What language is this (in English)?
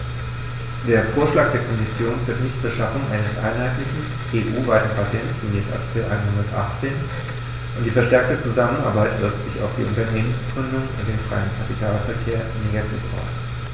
German